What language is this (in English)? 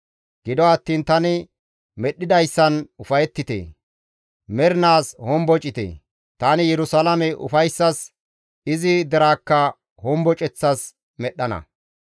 Gamo